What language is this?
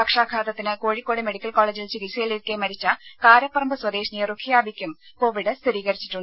Malayalam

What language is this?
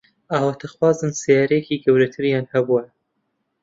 Central Kurdish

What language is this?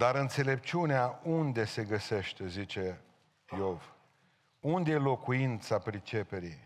Romanian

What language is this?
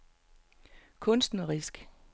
Danish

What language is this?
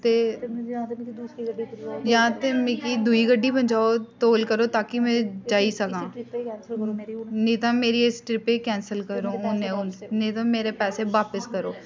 Dogri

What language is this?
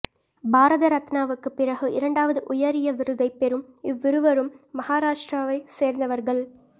Tamil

